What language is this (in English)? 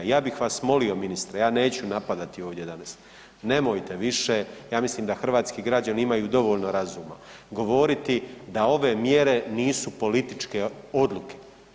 Croatian